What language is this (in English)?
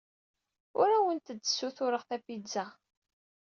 Kabyle